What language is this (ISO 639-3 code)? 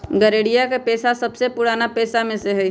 mag